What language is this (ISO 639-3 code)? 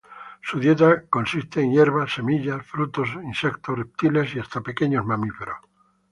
spa